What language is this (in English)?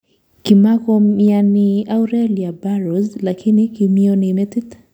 Kalenjin